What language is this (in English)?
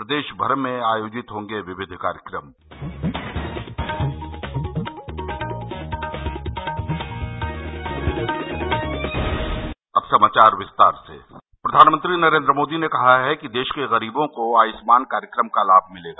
Hindi